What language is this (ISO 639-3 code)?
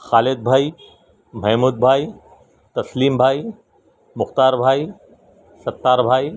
urd